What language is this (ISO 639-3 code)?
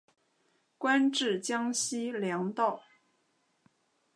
zho